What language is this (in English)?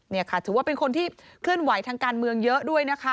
Thai